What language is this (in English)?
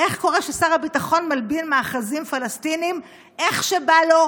Hebrew